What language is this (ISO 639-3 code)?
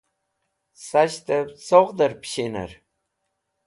wbl